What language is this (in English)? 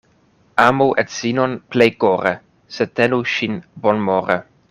Esperanto